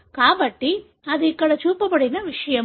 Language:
Telugu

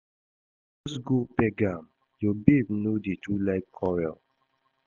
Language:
Nigerian Pidgin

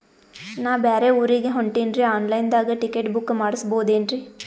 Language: Kannada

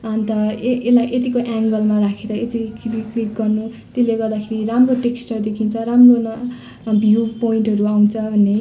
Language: Nepali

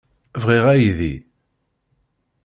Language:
Kabyle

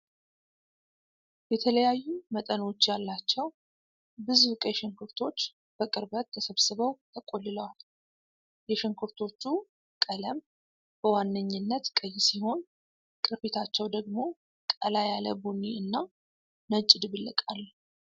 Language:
Amharic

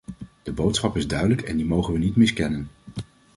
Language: Dutch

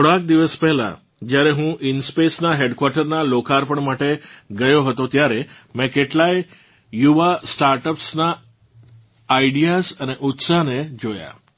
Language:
Gujarati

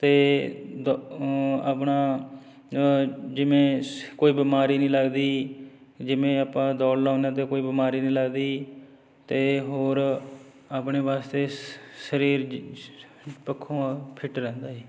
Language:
Punjabi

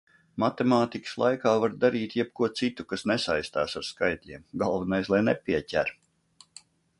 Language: Latvian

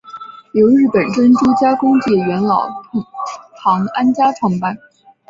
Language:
Chinese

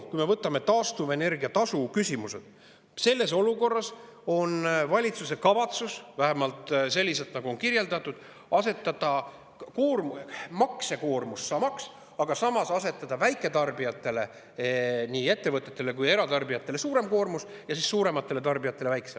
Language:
Estonian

